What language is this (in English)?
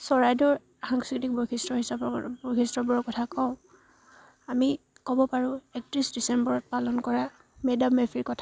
Assamese